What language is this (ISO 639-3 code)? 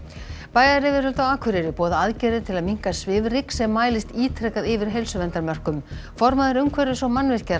isl